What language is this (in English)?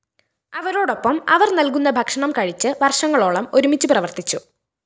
Malayalam